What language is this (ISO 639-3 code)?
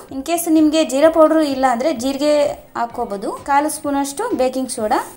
hin